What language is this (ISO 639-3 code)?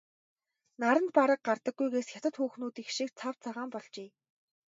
mon